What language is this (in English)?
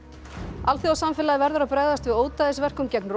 Icelandic